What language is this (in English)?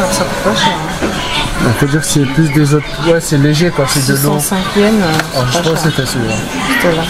French